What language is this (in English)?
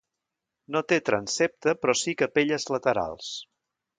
Catalan